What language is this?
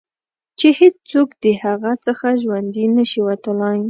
Pashto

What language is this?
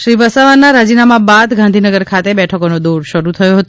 Gujarati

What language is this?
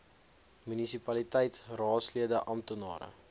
Afrikaans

